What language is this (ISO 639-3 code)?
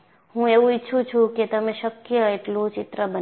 guj